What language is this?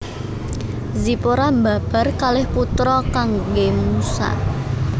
Javanese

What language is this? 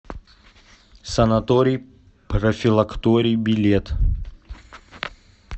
Russian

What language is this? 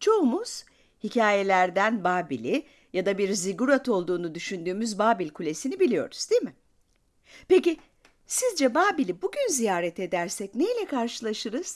Turkish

